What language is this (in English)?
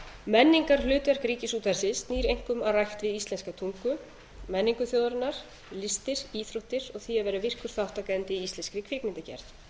Icelandic